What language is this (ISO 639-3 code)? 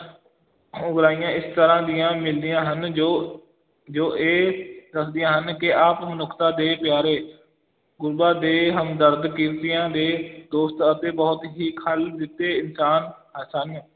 pan